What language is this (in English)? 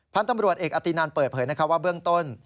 Thai